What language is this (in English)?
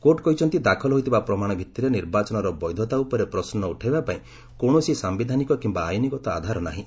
Odia